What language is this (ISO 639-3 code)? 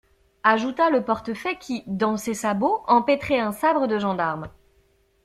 fra